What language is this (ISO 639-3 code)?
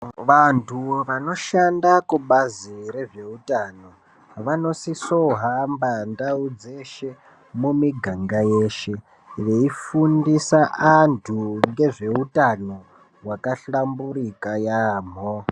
ndc